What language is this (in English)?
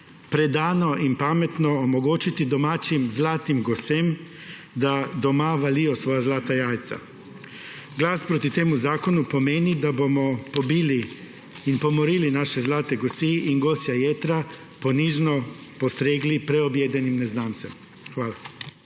Slovenian